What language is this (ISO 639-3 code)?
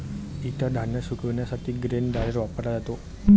mar